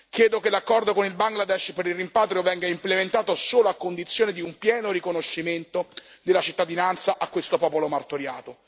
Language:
Italian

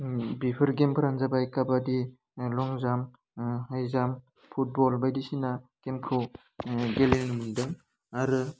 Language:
Bodo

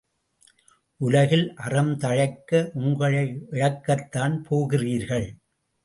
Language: Tamil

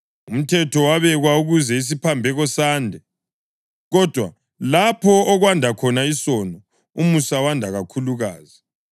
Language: North Ndebele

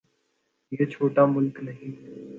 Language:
Urdu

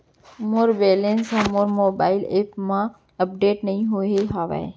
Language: Chhattisgarhi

